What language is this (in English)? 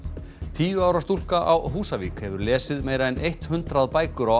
Icelandic